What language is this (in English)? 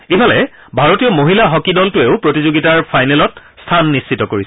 Assamese